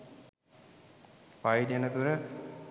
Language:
Sinhala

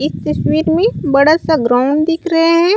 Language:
Chhattisgarhi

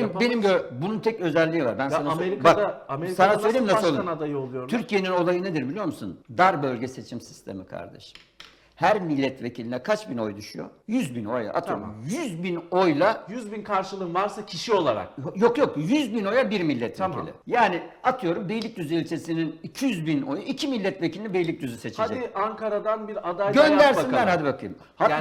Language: Turkish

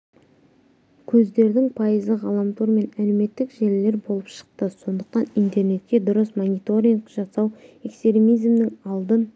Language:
Kazakh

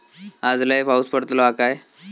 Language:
Marathi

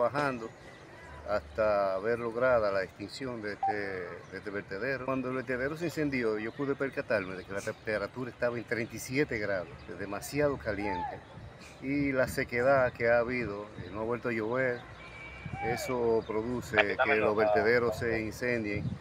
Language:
Spanish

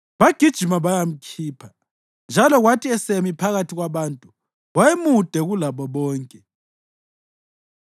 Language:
North Ndebele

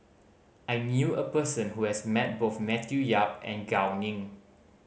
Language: English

